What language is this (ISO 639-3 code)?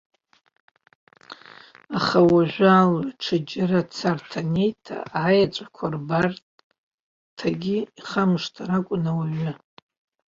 abk